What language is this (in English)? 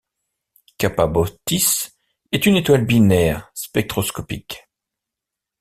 French